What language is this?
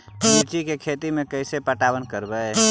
Magahi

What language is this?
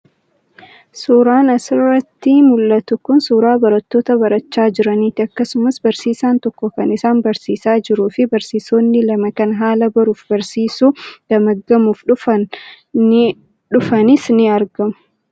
Oromo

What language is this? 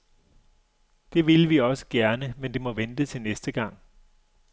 Danish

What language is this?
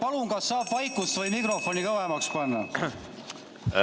Estonian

